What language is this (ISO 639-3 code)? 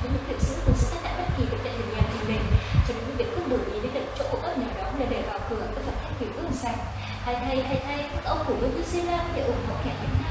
vie